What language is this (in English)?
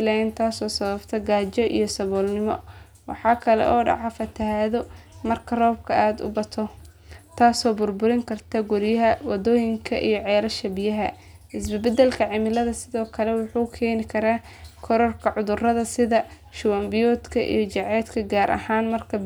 Somali